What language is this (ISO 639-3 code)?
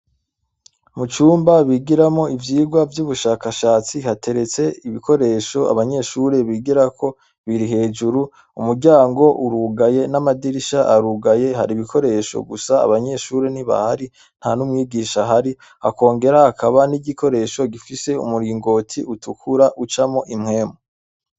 run